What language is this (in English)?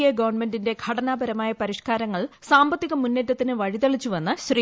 Malayalam